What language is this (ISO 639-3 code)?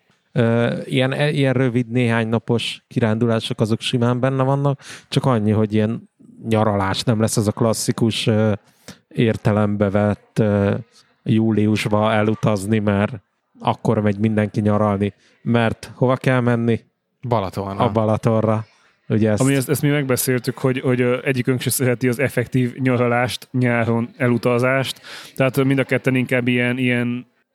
hun